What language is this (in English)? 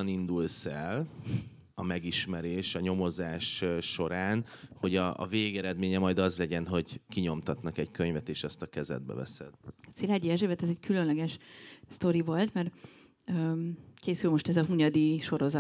Hungarian